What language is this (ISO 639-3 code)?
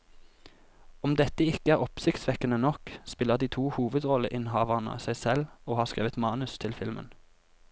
nor